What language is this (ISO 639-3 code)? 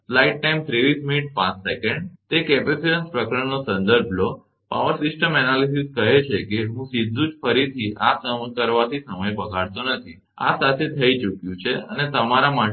guj